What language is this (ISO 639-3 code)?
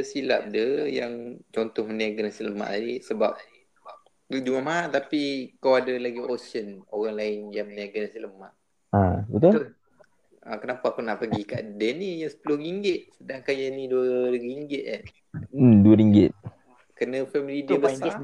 msa